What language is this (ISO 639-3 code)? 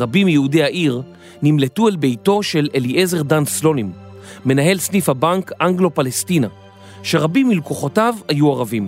heb